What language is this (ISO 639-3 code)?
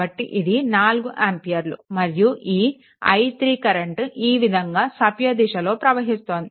tel